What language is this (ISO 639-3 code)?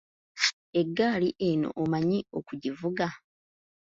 lug